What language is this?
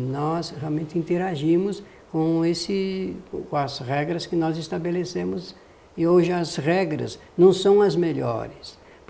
Portuguese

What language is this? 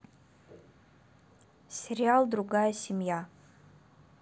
Russian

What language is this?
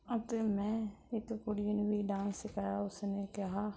Punjabi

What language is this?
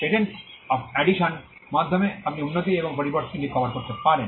Bangla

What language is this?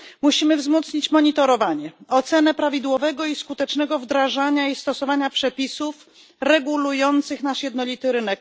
Polish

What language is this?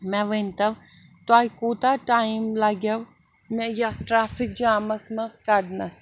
Kashmiri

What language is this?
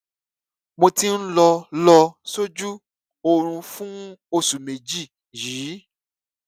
Yoruba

